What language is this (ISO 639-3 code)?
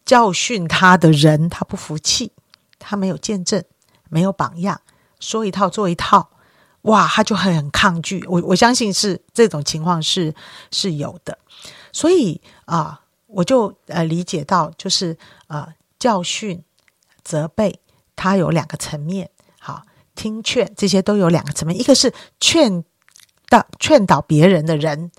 zho